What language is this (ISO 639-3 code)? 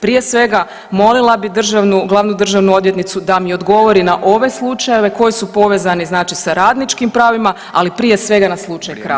hrv